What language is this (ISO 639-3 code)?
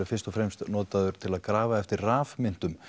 isl